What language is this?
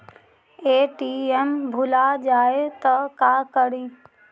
Magahi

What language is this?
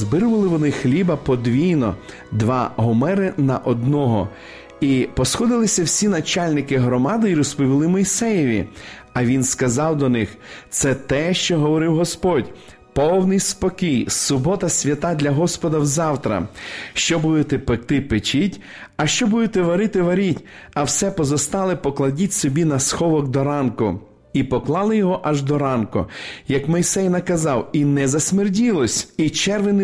Ukrainian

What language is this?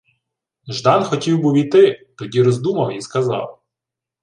Ukrainian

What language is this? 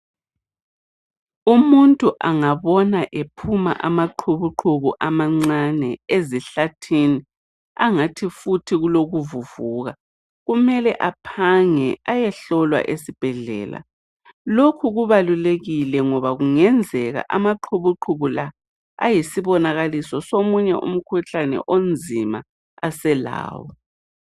North Ndebele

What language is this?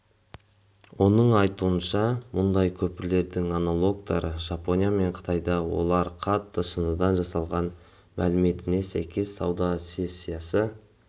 Kazakh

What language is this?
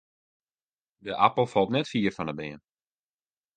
Western Frisian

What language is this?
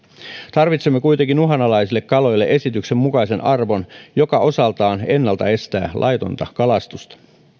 Finnish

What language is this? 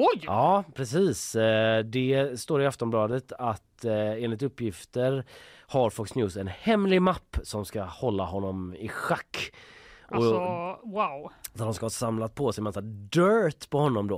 Swedish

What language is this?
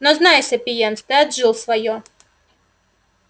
Russian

